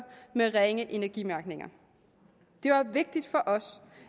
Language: Danish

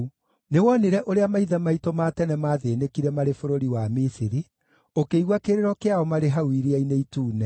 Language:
Kikuyu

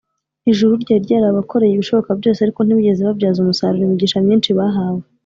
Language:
Kinyarwanda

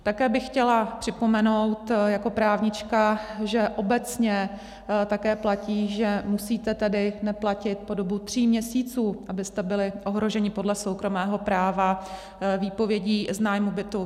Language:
Czech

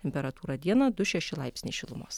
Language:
Lithuanian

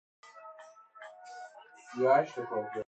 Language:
Persian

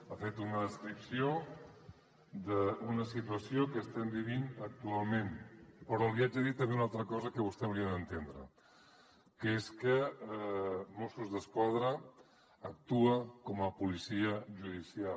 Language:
Catalan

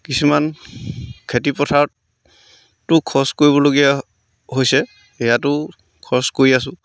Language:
Assamese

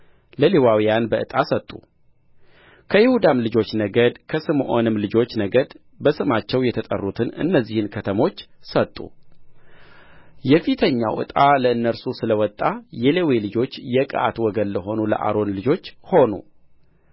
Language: Amharic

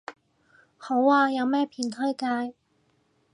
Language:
Cantonese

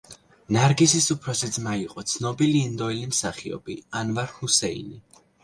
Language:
Georgian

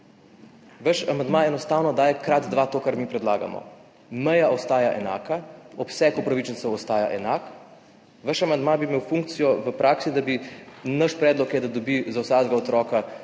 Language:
Slovenian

